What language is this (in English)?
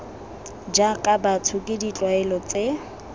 Tswana